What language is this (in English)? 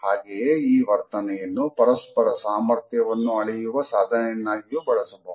Kannada